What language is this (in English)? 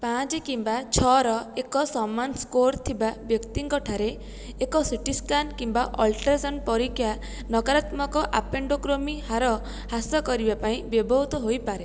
Odia